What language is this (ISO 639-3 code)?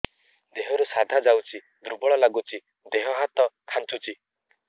ori